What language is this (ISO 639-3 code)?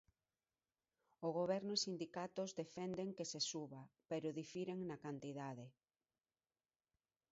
glg